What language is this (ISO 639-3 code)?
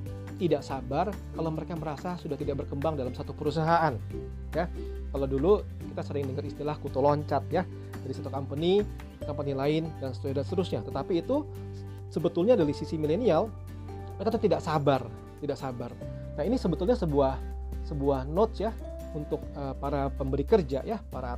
ind